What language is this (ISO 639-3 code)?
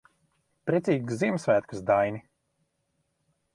lav